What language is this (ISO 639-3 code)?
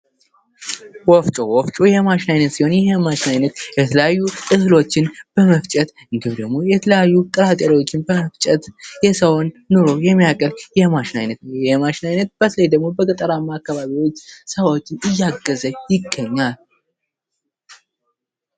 amh